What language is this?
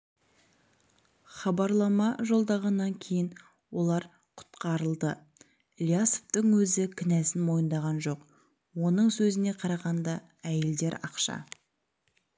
Kazakh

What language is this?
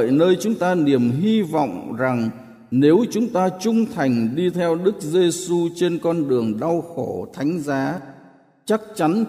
Vietnamese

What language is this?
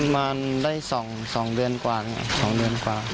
Thai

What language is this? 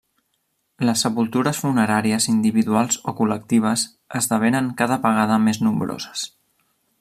Catalan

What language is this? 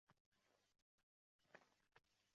Uzbek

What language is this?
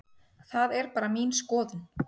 Icelandic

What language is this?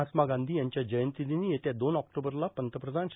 Marathi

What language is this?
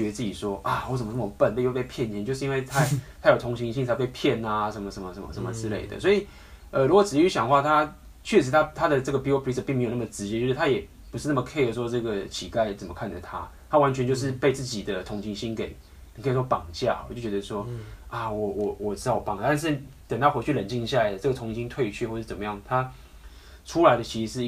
Chinese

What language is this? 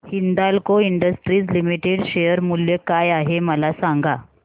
Marathi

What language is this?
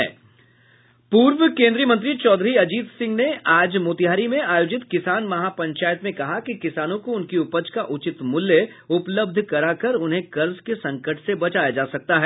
Hindi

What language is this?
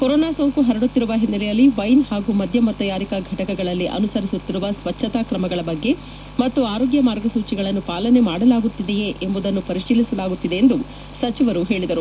Kannada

